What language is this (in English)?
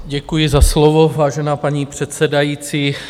Czech